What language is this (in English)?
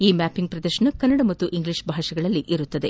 Kannada